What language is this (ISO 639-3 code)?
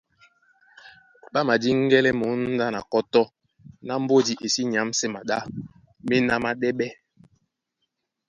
dua